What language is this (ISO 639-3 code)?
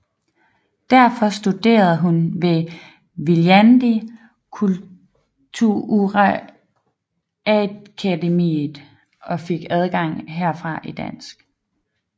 dan